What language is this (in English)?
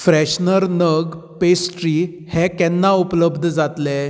Konkani